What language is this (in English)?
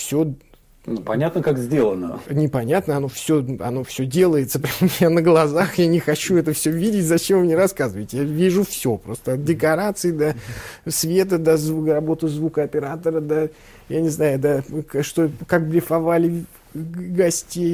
Russian